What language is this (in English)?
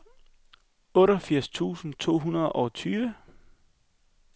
Danish